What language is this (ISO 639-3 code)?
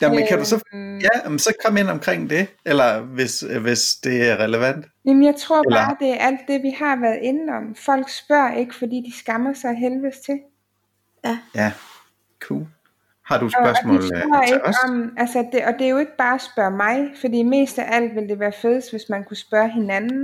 dan